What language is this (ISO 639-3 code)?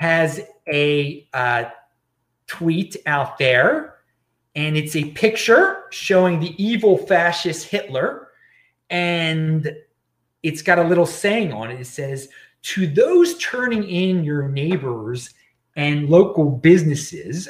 eng